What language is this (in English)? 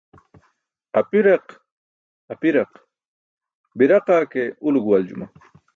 Burushaski